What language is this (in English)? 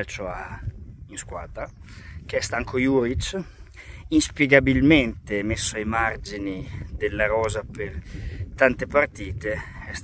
Italian